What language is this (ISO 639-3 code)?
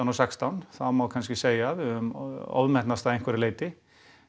isl